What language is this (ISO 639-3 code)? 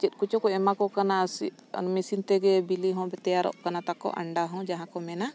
sat